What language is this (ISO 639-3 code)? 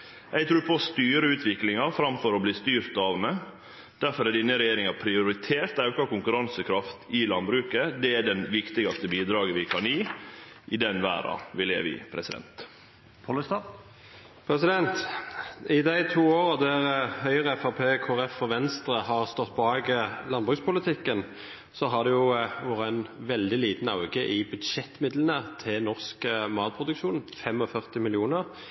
nor